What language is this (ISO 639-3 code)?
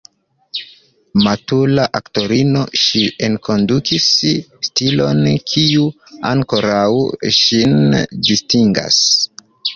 epo